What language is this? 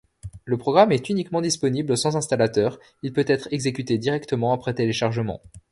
French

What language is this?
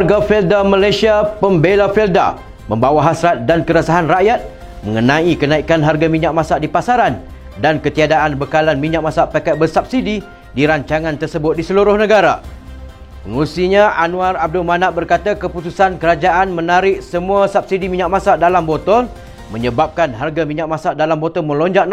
Malay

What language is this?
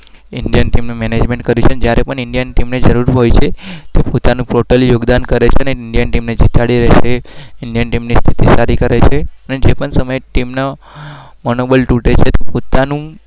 Gujarati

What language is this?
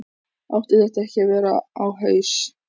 Icelandic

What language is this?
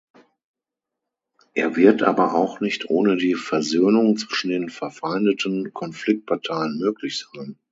German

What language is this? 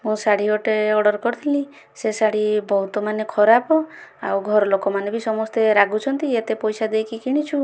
Odia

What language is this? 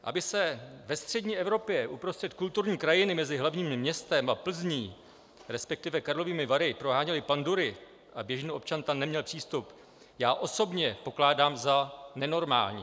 Czech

